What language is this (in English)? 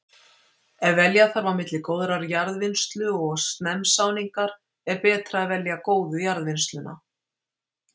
Icelandic